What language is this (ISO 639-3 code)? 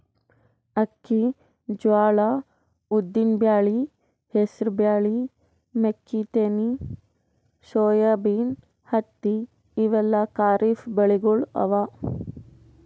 kan